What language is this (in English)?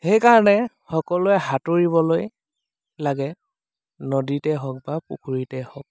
Assamese